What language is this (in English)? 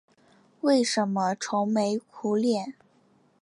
Chinese